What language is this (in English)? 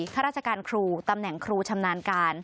Thai